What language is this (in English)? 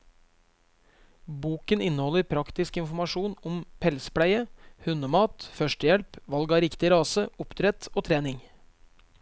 Norwegian